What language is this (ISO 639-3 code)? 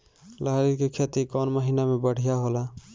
bho